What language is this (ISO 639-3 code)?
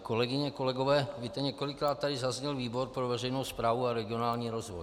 ces